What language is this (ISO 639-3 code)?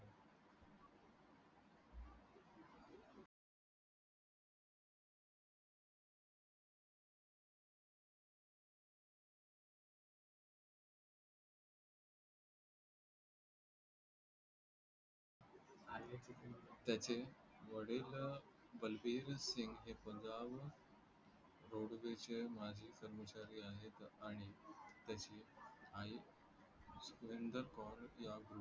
mar